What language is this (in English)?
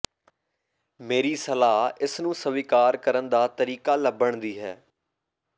Punjabi